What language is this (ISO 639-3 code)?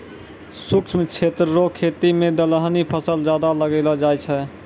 mai